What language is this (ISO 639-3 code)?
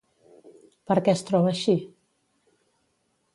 cat